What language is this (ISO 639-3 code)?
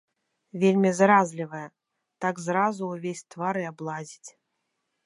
bel